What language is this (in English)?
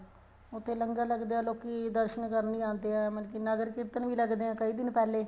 Punjabi